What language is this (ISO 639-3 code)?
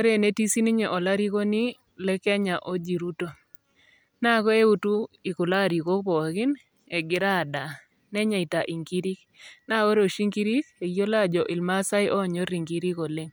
mas